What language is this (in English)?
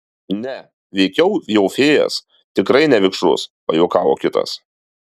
Lithuanian